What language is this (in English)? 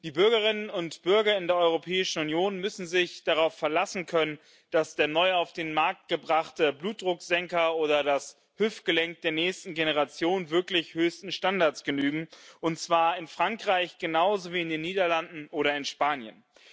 German